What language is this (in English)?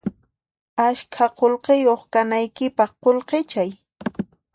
Puno Quechua